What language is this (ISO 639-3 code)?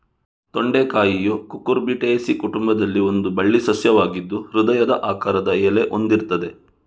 kan